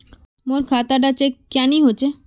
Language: Magahi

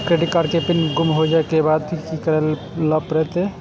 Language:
Maithili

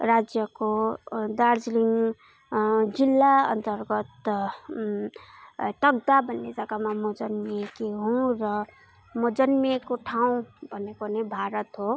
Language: Nepali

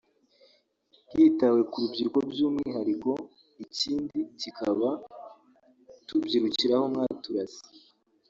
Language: Kinyarwanda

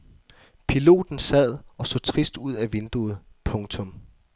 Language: Danish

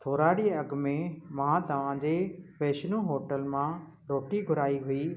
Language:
Sindhi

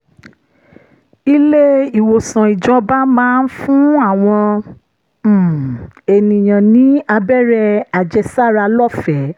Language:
Yoruba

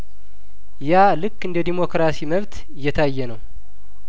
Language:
Amharic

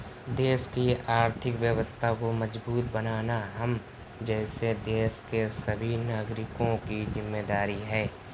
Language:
Hindi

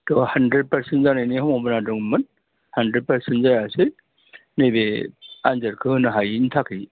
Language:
Bodo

